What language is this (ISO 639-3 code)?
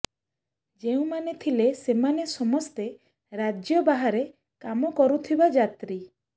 ori